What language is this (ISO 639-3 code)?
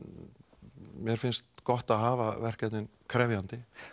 isl